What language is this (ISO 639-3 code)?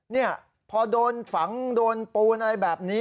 tha